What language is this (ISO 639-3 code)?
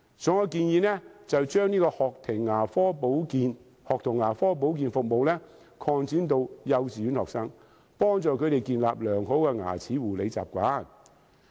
yue